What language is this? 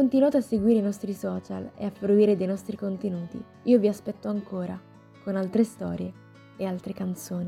Italian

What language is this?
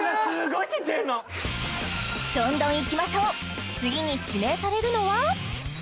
Japanese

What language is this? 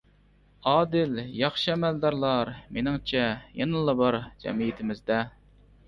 Uyghur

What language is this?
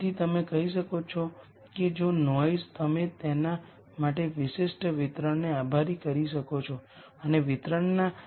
Gujarati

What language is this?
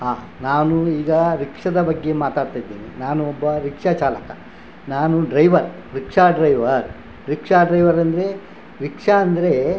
Kannada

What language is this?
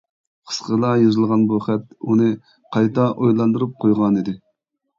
Uyghur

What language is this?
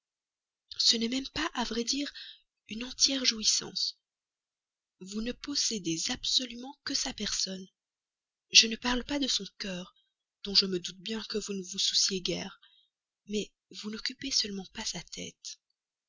French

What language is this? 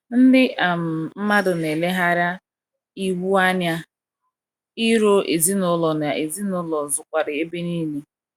Igbo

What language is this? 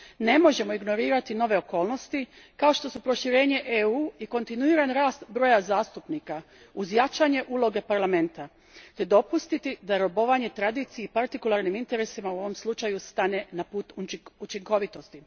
Croatian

